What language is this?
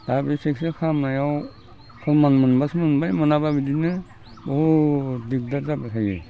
Bodo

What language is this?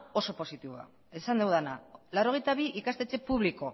Basque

